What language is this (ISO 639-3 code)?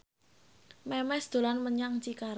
jav